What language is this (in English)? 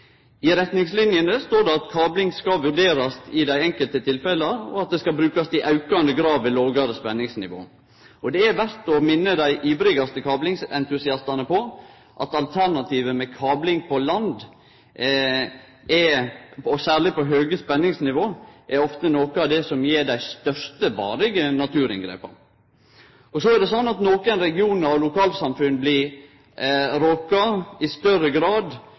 Norwegian Nynorsk